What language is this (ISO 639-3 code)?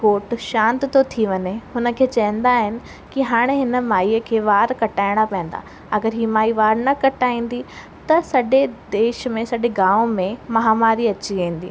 snd